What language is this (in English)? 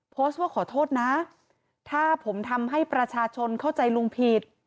Thai